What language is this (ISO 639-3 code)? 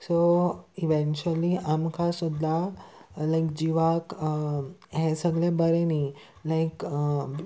kok